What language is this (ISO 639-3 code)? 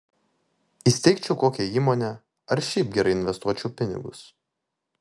lit